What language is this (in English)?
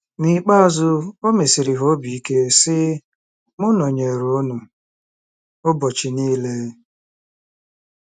Igbo